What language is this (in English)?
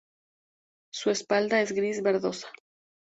Spanish